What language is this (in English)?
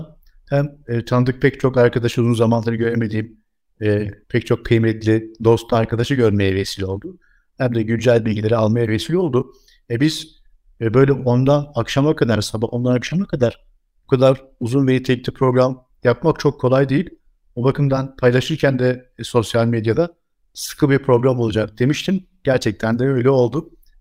Turkish